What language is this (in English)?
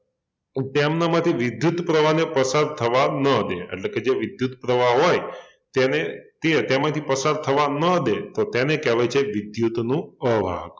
Gujarati